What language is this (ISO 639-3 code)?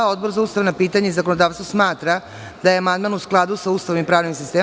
srp